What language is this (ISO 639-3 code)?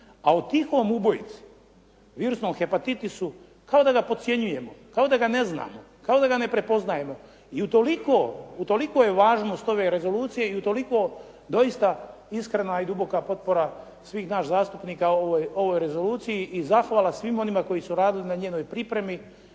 hrv